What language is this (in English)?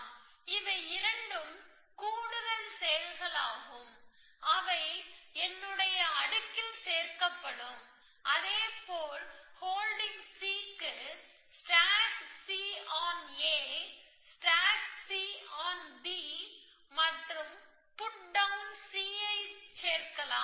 Tamil